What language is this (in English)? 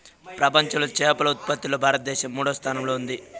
Telugu